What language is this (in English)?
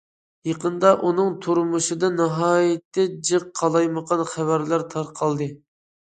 Uyghur